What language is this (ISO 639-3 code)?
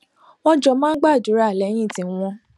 yor